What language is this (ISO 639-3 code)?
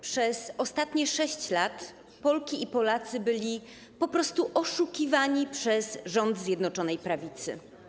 pol